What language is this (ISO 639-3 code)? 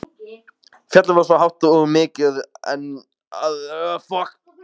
isl